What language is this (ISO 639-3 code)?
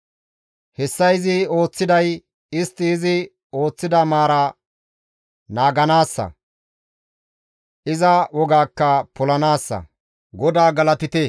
gmv